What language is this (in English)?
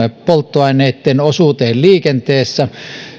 Finnish